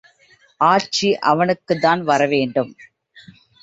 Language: Tamil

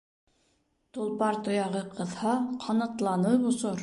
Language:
Bashkir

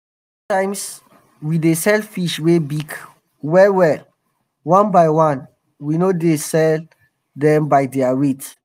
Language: Nigerian Pidgin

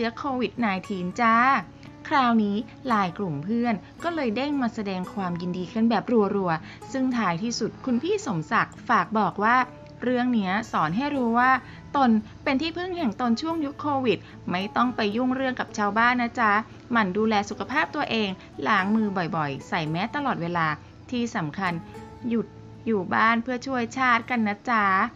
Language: Thai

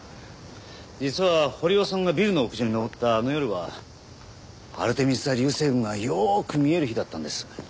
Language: Japanese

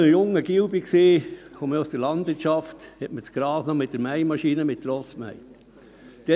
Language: Swiss German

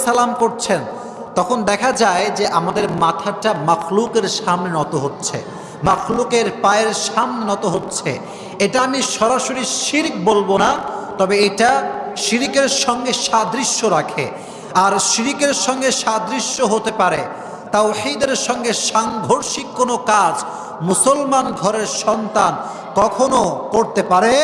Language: Bangla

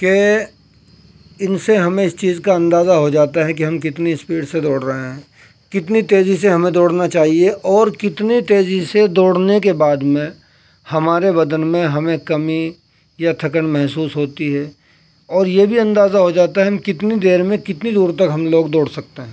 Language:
Urdu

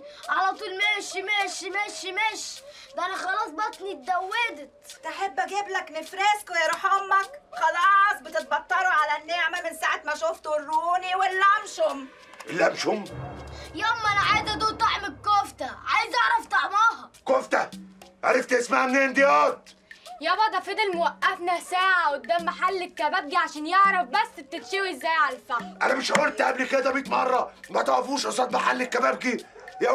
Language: Arabic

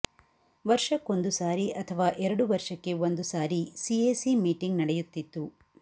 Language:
Kannada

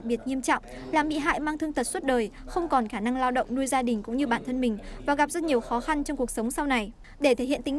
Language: Vietnamese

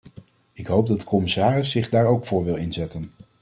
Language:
Dutch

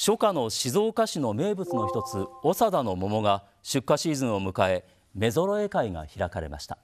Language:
Japanese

